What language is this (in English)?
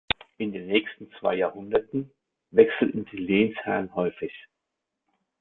German